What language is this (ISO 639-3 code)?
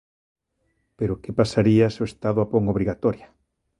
glg